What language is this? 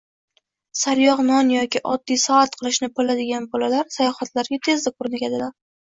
Uzbek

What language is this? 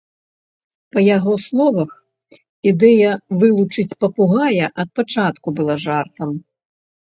Belarusian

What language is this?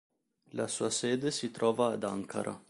Italian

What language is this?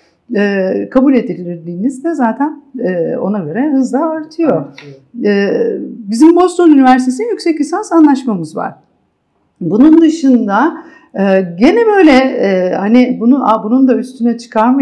Turkish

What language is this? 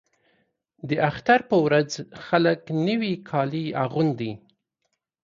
Pashto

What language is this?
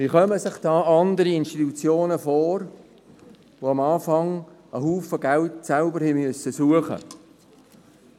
Swiss German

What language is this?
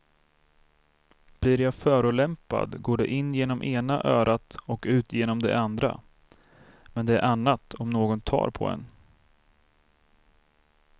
Swedish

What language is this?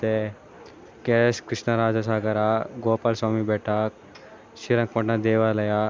Kannada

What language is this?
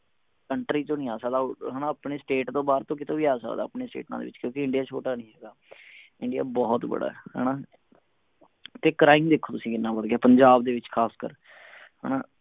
Punjabi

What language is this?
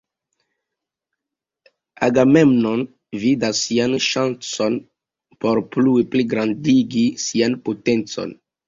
Esperanto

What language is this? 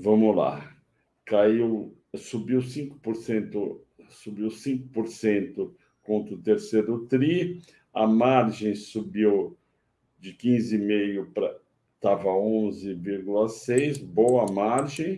Portuguese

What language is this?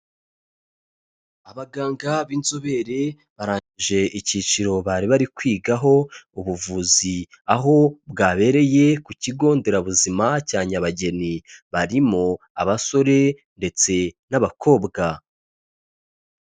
Kinyarwanda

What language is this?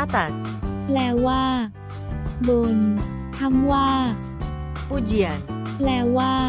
Thai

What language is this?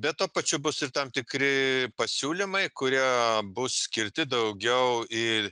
Lithuanian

